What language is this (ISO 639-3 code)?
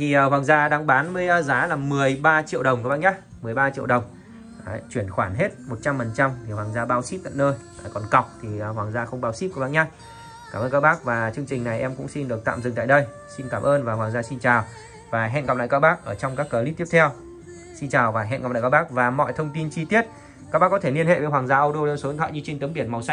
vie